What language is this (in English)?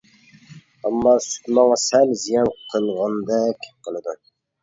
Uyghur